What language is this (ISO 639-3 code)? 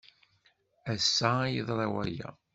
kab